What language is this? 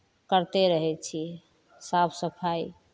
Maithili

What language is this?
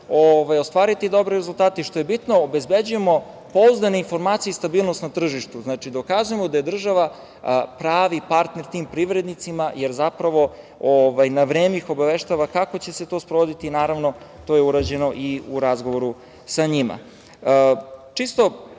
Serbian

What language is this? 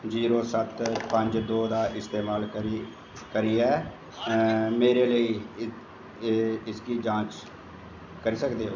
Dogri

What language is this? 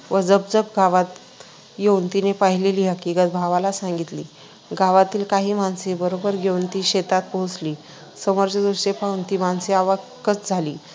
Marathi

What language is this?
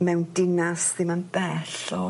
Welsh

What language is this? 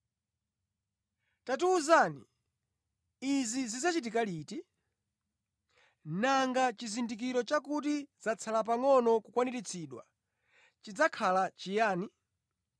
Nyanja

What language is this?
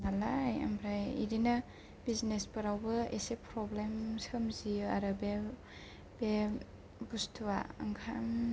Bodo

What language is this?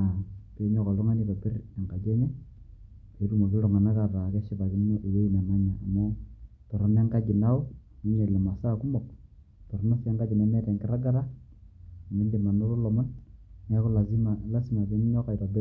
Masai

